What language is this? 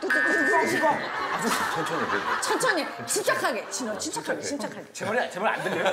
Korean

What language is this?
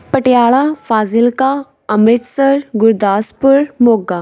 Punjabi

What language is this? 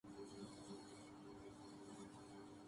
Urdu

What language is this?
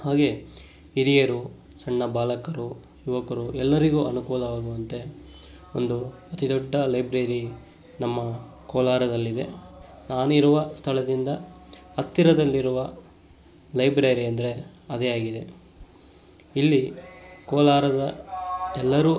Kannada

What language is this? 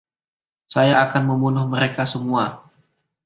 Indonesian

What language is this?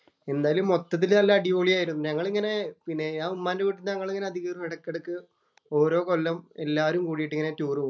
Malayalam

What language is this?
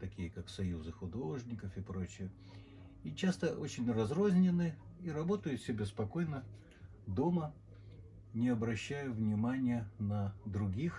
Russian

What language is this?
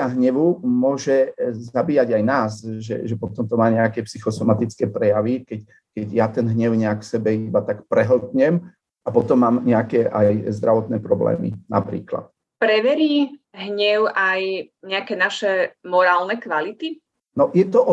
Slovak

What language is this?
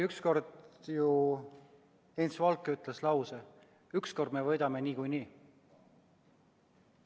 Estonian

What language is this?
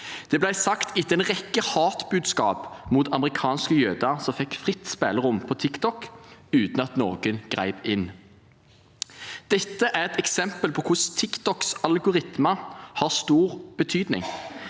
Norwegian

